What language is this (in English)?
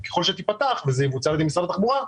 Hebrew